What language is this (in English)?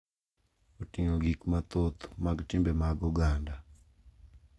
Luo (Kenya and Tanzania)